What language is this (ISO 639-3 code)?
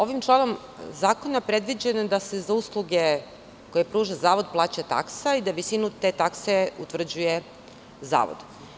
srp